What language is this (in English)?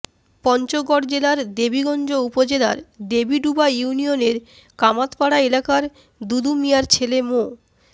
Bangla